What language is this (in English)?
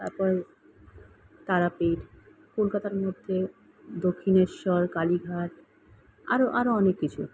Bangla